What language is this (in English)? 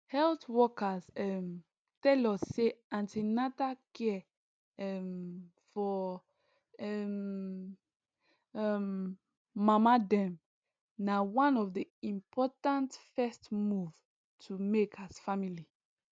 Nigerian Pidgin